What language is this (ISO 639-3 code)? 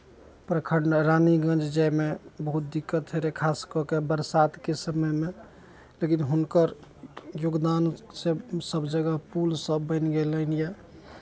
mai